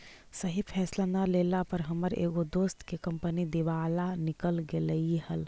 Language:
Magahi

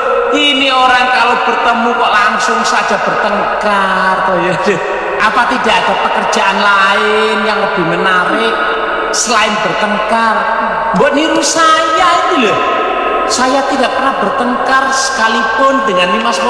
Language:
Indonesian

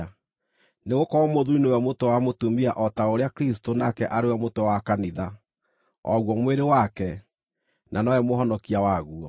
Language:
Kikuyu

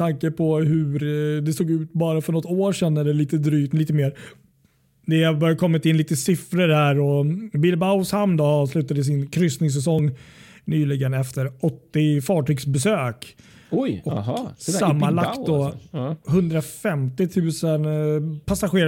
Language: Swedish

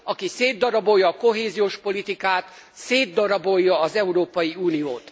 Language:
Hungarian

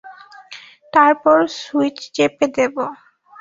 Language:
Bangla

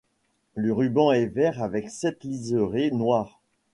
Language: French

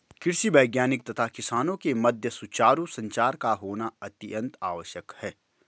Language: Hindi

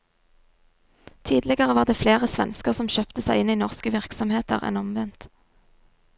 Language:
Norwegian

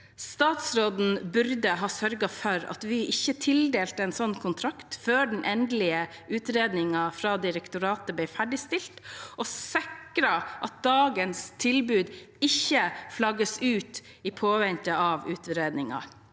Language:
Norwegian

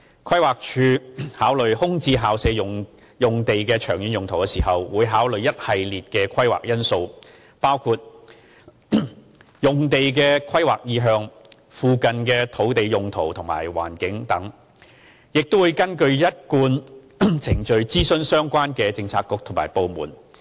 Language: Cantonese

